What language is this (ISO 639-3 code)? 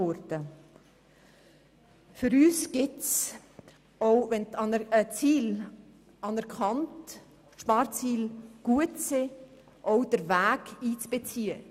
gsw